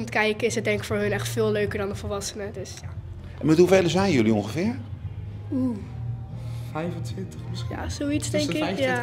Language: Dutch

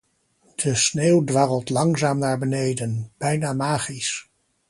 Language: Dutch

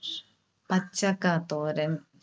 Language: Malayalam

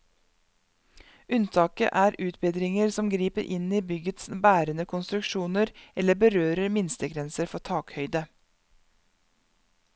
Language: Norwegian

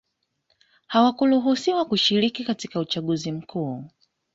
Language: Swahili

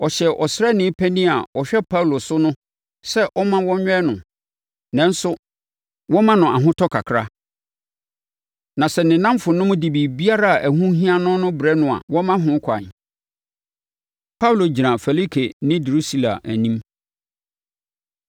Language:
Akan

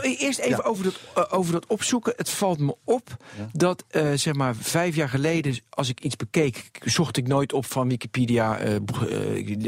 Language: Dutch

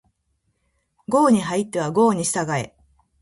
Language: Japanese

